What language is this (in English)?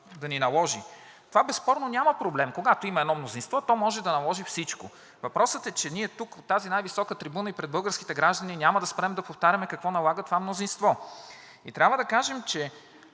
Bulgarian